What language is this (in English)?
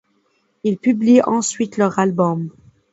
French